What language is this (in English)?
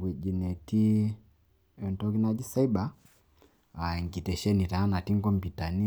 Masai